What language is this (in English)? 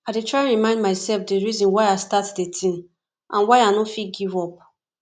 Nigerian Pidgin